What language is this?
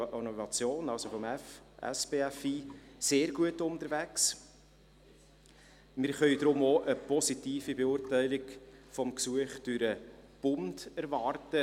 Swiss German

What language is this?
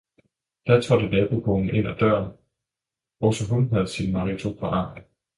Danish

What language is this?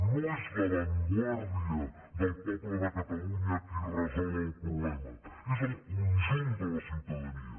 Catalan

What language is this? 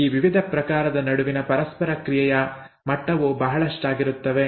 Kannada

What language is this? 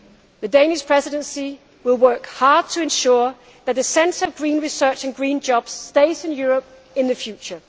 English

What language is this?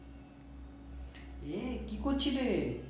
Bangla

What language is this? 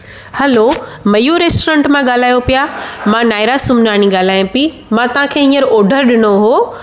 Sindhi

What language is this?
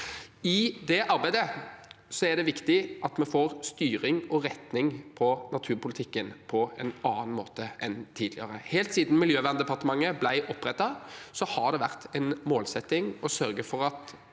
Norwegian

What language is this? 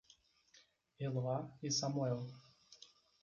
Portuguese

